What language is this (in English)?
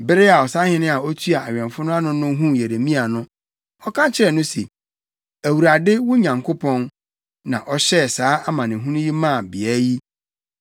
Akan